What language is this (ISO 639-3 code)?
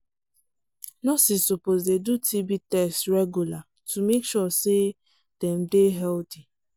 pcm